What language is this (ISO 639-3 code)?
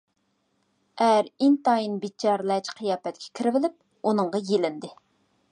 uig